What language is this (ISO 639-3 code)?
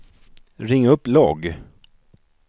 swe